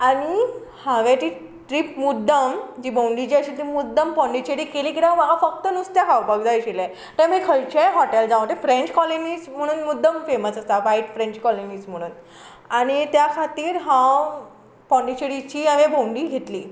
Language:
Konkani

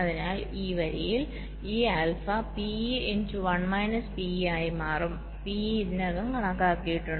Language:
Malayalam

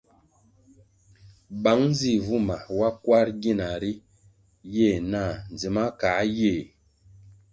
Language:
Kwasio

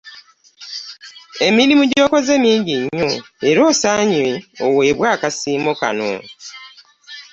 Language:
Ganda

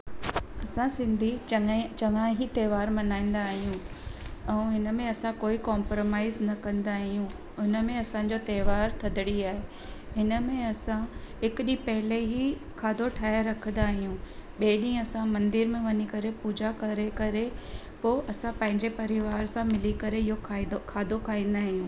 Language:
Sindhi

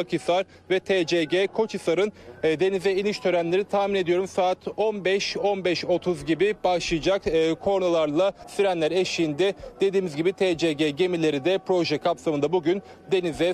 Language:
Turkish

